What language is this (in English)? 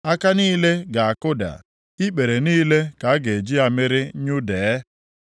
Igbo